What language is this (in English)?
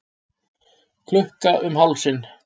Icelandic